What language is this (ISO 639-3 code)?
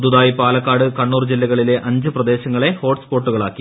mal